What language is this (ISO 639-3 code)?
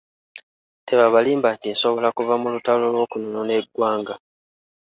lug